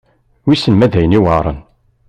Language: Kabyle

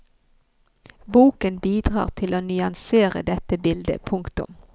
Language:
Norwegian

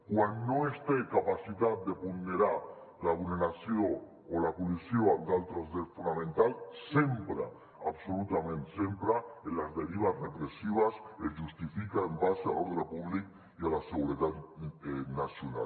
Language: Catalan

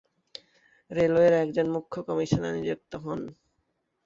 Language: Bangla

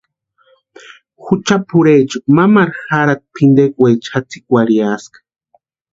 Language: Western Highland Purepecha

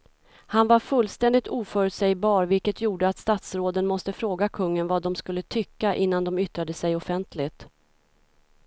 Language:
Swedish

